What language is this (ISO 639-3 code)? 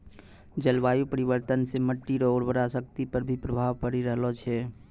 mai